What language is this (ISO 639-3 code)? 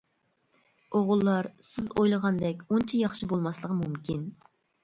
uig